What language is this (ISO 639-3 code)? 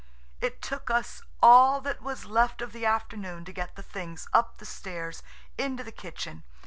eng